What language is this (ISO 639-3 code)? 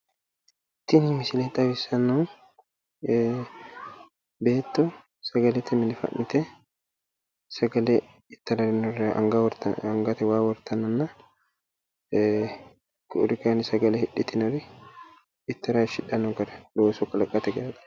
sid